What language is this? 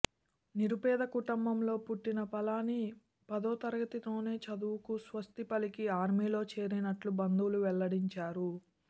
Telugu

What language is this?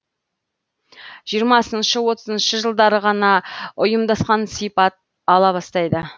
Kazakh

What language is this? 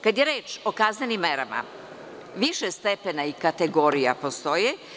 Serbian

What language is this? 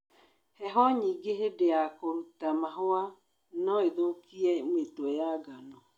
Kikuyu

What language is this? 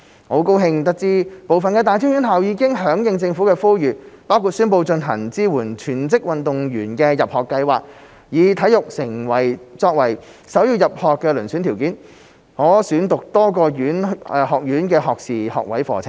Cantonese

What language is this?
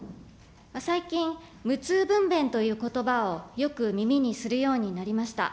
Japanese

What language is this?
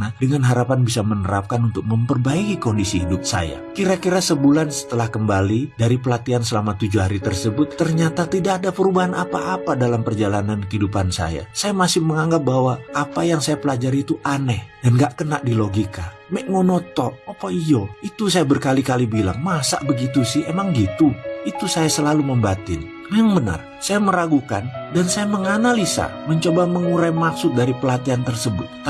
Indonesian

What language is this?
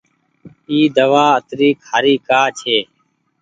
Goaria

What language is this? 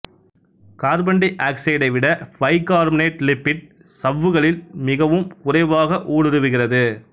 Tamil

